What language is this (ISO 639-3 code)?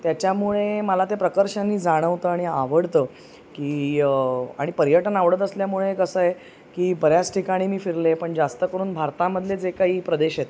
mar